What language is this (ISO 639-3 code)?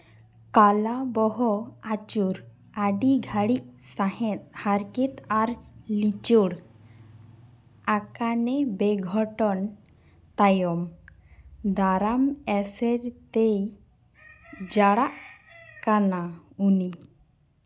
sat